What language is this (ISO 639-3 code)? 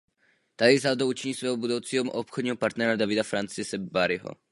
ces